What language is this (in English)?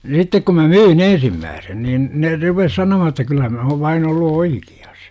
Finnish